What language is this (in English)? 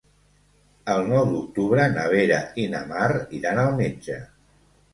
Catalan